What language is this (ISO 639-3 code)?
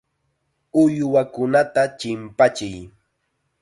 qxa